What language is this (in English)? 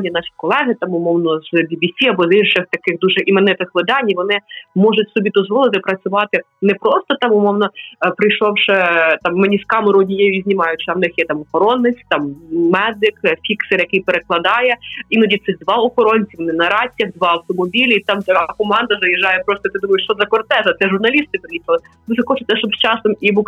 Ukrainian